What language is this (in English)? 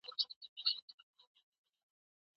Pashto